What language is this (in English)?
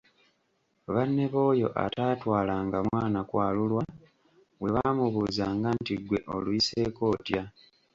Ganda